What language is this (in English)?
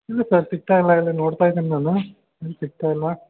Kannada